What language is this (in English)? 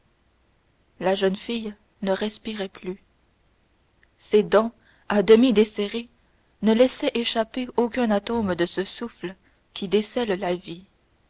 French